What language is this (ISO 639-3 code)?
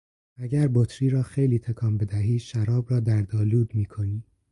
fas